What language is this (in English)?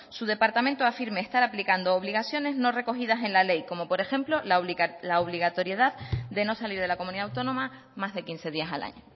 Spanish